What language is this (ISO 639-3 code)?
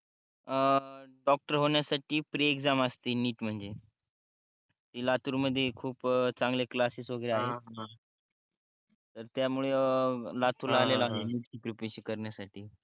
mar